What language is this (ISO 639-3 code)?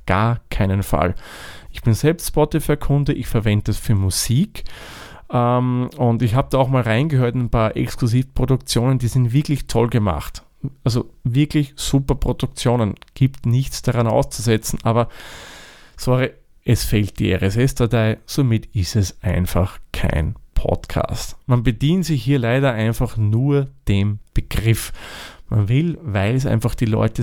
deu